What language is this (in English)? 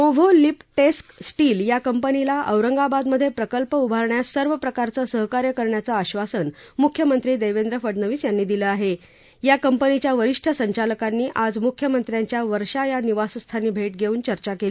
Marathi